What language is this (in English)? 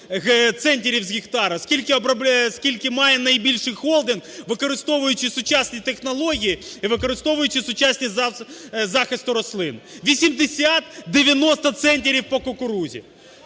Ukrainian